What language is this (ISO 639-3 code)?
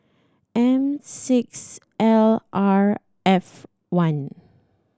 eng